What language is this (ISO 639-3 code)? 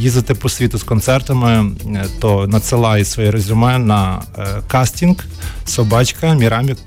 ukr